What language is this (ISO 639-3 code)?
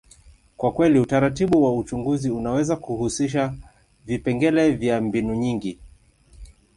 swa